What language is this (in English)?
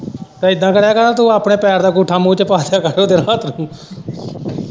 Punjabi